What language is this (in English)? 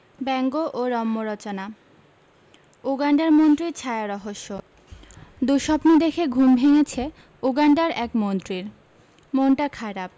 Bangla